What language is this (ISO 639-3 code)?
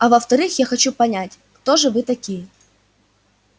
rus